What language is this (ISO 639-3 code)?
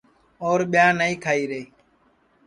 ssi